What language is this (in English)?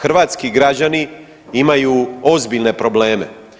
Croatian